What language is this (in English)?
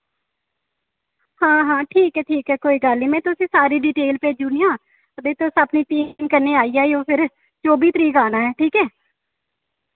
Dogri